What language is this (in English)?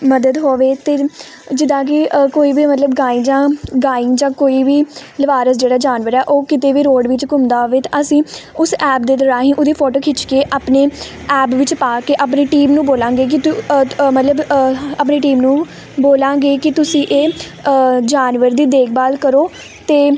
Punjabi